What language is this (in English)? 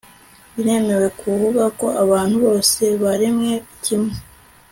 Kinyarwanda